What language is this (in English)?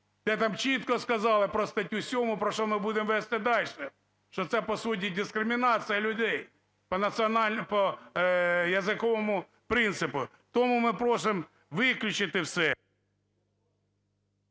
Ukrainian